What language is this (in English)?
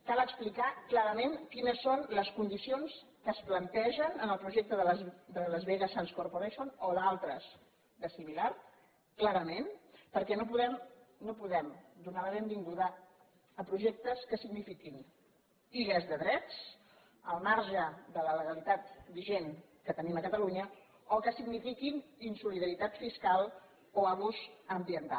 Catalan